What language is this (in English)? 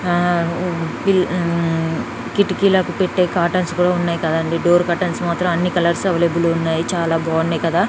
Telugu